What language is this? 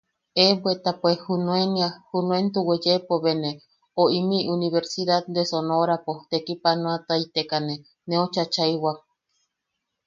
Yaqui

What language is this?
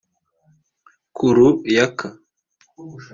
Kinyarwanda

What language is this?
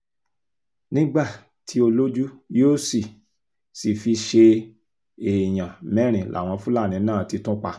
Yoruba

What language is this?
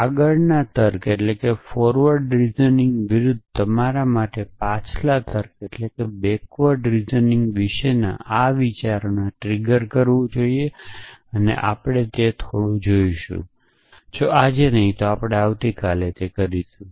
Gujarati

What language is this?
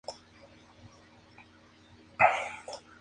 Spanish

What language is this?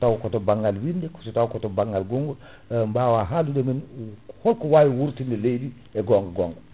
Fula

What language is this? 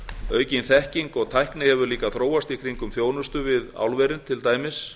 Icelandic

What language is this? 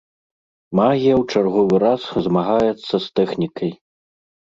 Belarusian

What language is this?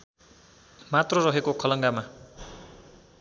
Nepali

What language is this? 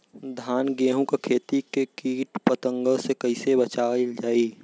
Bhojpuri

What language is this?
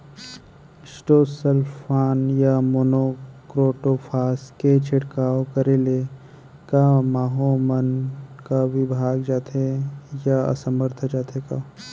Chhattisgarhi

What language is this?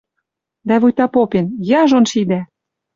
Western Mari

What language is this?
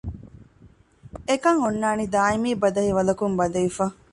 Divehi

